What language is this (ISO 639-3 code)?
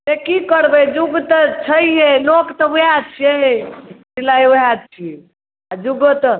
mai